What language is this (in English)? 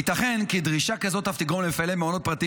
Hebrew